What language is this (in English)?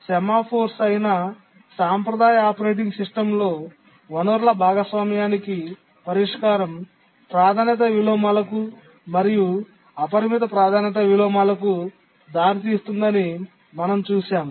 Telugu